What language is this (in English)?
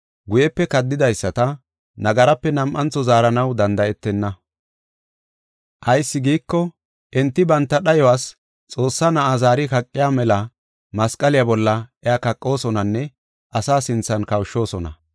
Gofa